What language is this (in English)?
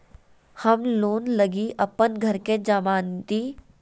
Magahi